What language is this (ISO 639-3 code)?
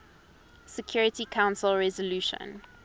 eng